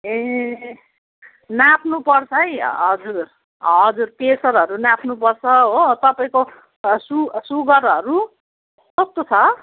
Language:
Nepali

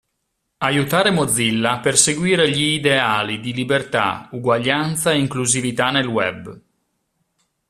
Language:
Italian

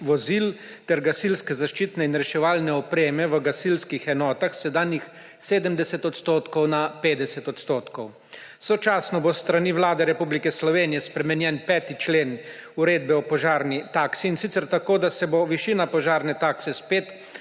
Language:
Slovenian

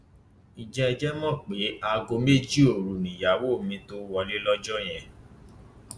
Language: Yoruba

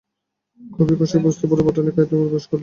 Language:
Bangla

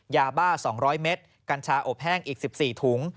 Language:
Thai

